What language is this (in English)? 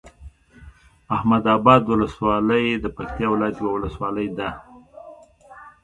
Pashto